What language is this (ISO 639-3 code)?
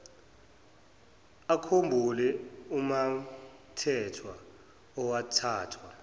zul